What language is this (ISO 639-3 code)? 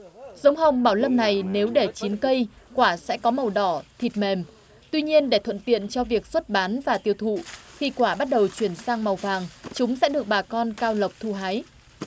vie